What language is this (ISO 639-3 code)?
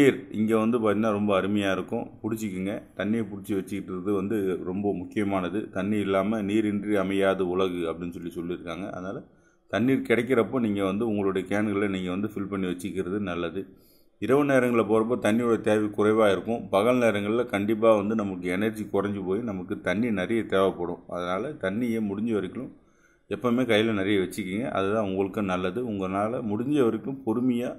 tam